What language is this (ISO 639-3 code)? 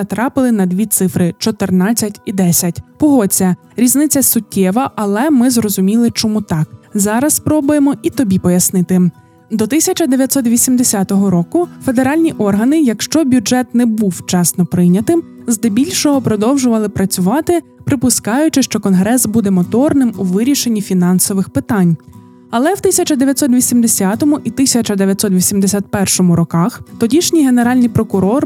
ukr